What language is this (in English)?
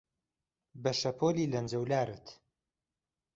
Central Kurdish